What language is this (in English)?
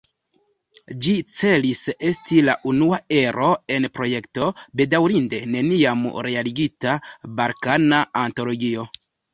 Esperanto